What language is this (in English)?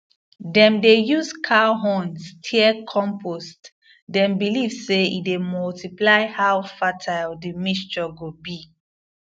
Nigerian Pidgin